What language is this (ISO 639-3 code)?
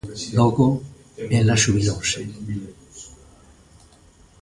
glg